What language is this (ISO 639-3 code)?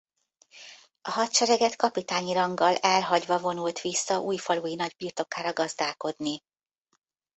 hun